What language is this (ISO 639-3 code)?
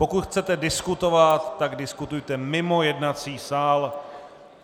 ces